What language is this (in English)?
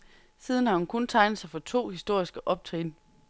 Danish